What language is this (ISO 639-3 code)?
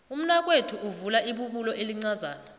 nbl